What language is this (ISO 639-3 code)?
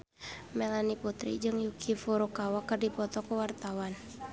sun